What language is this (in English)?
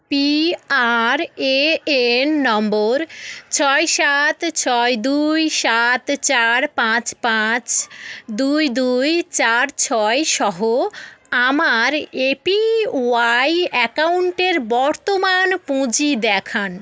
Bangla